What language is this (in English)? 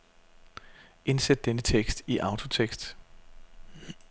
Danish